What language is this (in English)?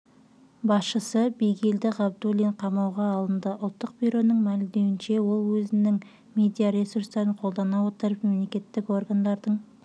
Kazakh